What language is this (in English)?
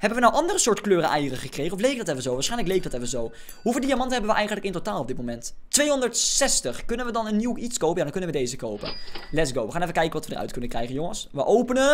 Dutch